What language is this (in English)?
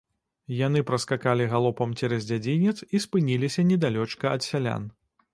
Belarusian